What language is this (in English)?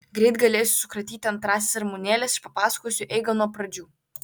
Lithuanian